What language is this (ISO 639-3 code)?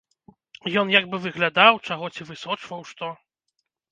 bel